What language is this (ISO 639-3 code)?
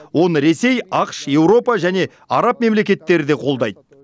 kaz